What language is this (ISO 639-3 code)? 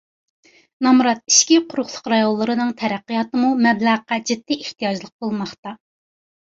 uig